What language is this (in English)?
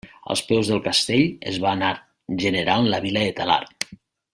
Catalan